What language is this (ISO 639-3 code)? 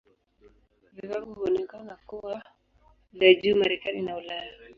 swa